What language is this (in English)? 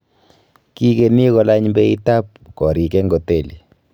Kalenjin